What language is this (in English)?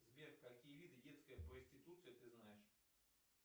Russian